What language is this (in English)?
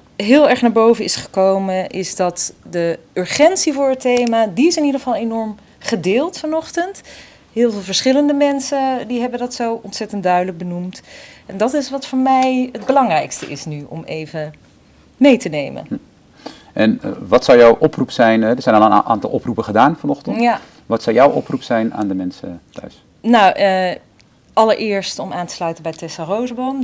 Dutch